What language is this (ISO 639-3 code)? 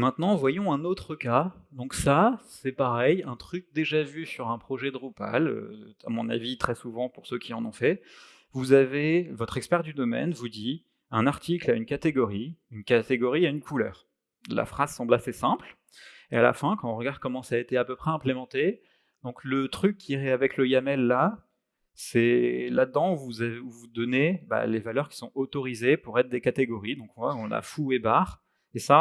fra